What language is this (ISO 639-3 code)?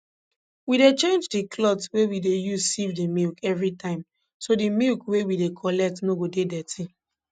pcm